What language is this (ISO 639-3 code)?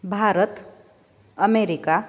san